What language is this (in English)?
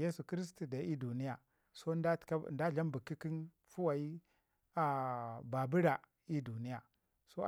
Ngizim